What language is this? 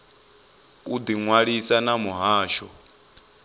Venda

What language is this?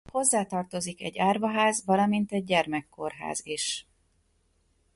Hungarian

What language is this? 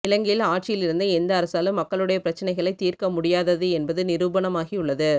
Tamil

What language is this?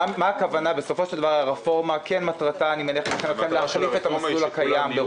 Hebrew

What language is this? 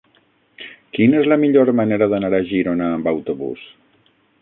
Catalan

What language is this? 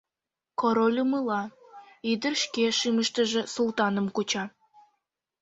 Mari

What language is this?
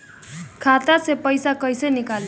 Bhojpuri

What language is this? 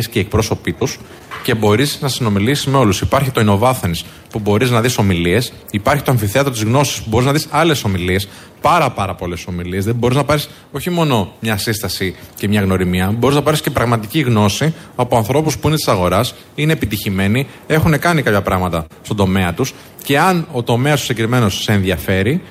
Greek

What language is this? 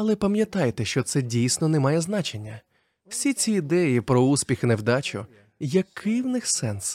Ukrainian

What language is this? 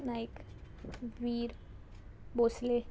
Konkani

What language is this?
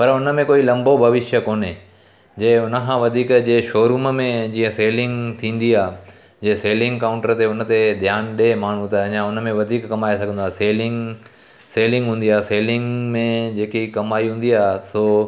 Sindhi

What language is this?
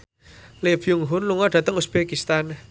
Javanese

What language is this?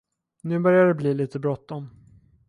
Swedish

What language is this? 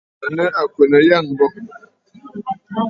Bafut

